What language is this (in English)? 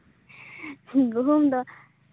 Santali